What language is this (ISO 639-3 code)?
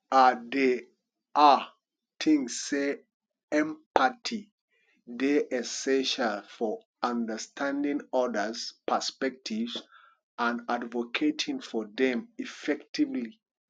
pcm